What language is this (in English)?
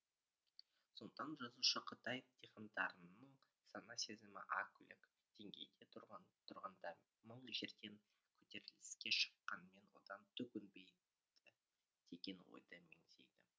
Kazakh